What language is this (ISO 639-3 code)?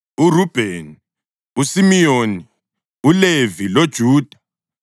nde